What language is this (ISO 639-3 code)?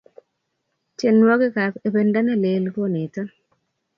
kln